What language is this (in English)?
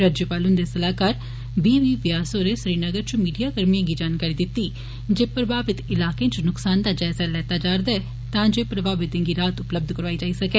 Dogri